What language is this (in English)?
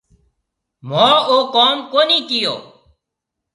Marwari (Pakistan)